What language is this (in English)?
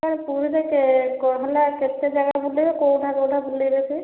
Odia